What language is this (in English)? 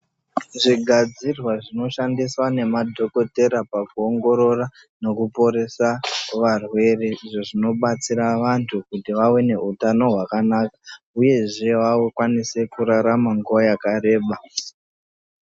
Ndau